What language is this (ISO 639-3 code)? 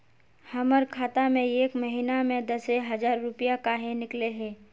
mag